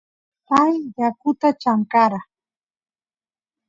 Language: Santiago del Estero Quichua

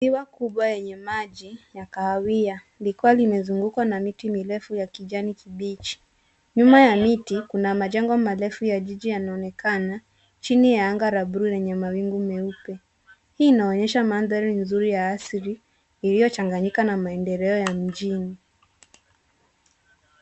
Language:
Swahili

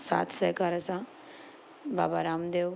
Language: Sindhi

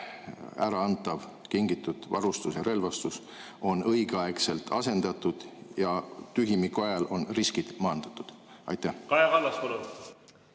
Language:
Estonian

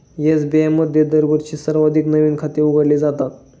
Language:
Marathi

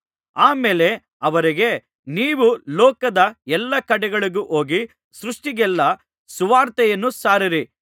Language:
Kannada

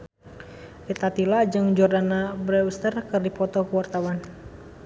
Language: Sundanese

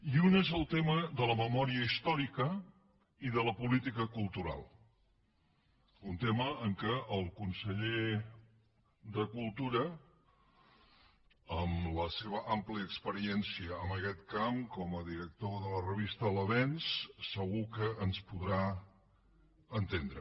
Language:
Catalan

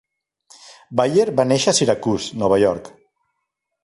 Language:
Catalan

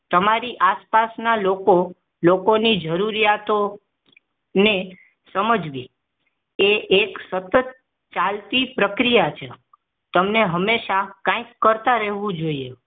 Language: Gujarati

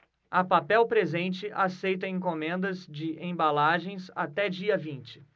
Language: Portuguese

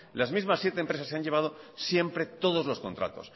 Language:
Spanish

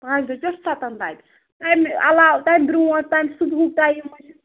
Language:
Kashmiri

